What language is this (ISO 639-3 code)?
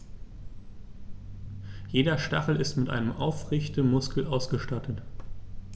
deu